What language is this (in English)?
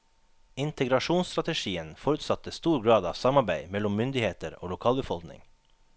Norwegian